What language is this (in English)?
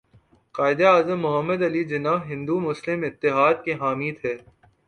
Urdu